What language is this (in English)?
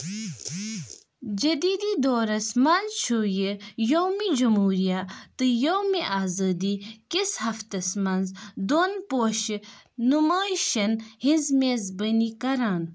Kashmiri